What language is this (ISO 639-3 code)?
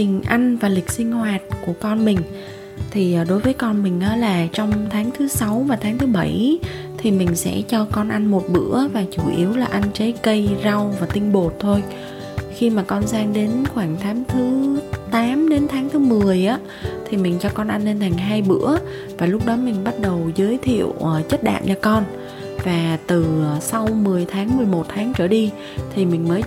vie